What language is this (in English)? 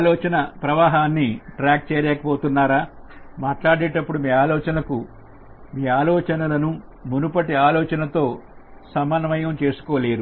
Telugu